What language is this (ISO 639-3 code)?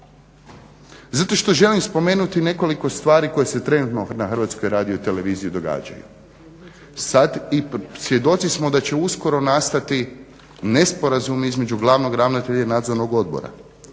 hrv